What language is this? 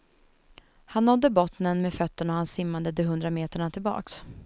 Swedish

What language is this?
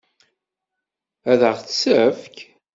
Kabyle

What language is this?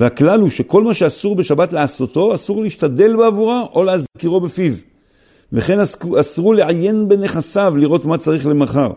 Hebrew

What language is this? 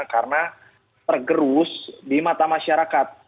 Indonesian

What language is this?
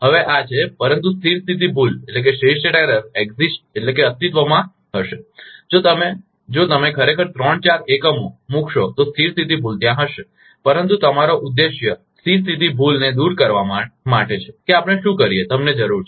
Gujarati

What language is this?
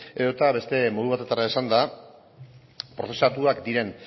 Basque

